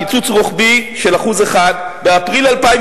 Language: Hebrew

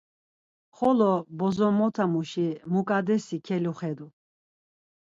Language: Laz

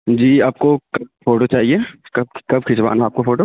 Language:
Urdu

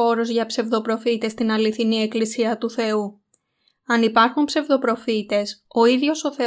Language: Greek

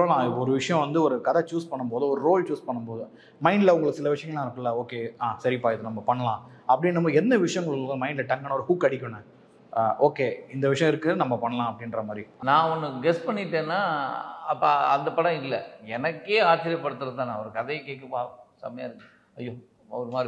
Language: Tamil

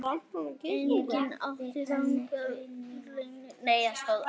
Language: Icelandic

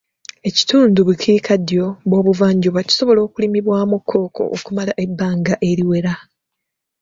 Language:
Ganda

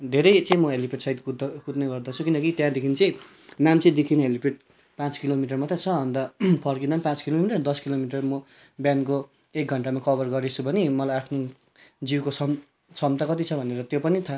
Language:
Nepali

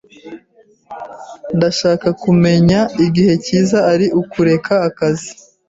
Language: Kinyarwanda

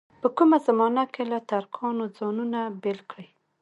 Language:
Pashto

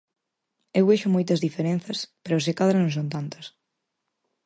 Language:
Galician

